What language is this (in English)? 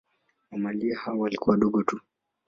Swahili